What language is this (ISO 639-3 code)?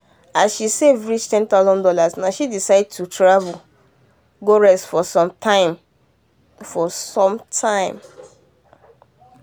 pcm